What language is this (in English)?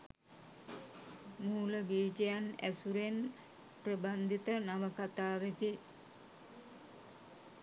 Sinhala